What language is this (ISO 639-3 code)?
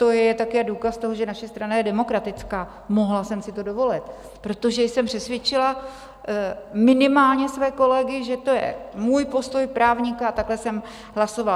ces